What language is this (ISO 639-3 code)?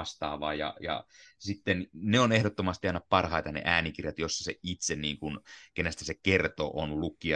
fin